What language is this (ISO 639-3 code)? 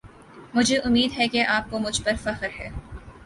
urd